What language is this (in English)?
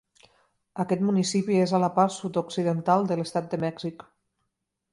Catalan